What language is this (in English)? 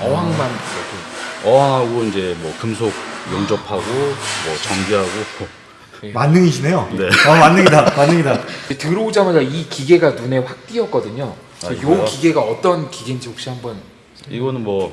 Korean